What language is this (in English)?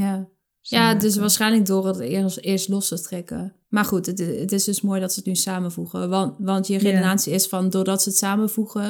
Dutch